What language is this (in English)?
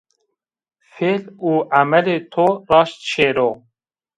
Zaza